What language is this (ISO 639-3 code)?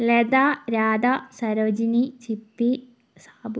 mal